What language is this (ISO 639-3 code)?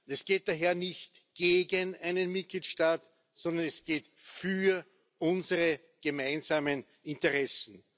deu